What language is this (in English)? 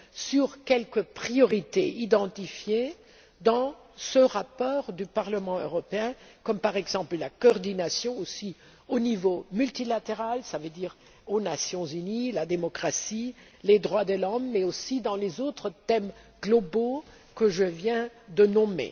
French